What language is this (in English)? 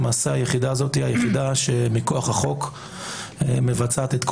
Hebrew